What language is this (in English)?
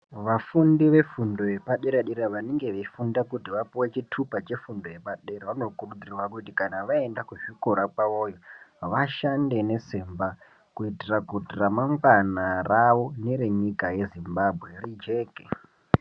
Ndau